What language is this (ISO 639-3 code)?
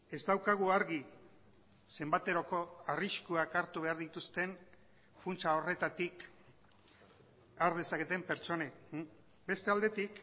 eus